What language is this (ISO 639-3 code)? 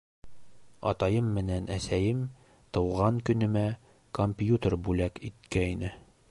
bak